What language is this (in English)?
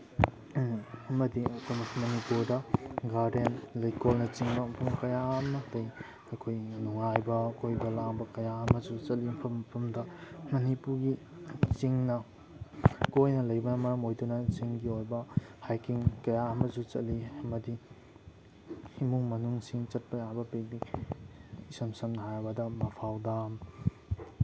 Manipuri